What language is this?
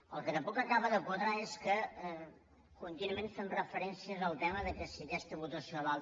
Catalan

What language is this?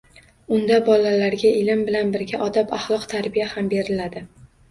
Uzbek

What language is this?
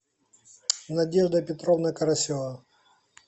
Russian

